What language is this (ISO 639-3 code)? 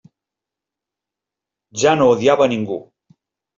cat